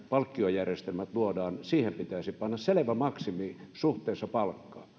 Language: Finnish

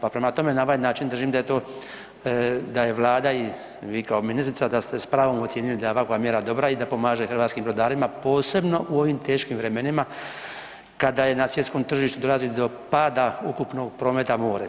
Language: Croatian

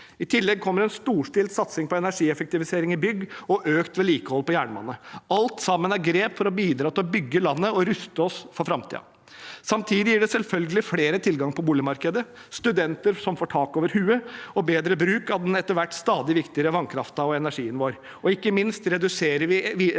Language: Norwegian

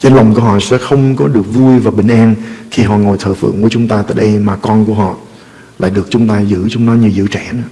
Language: Vietnamese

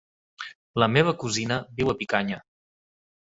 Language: Catalan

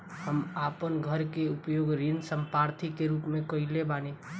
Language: Bhojpuri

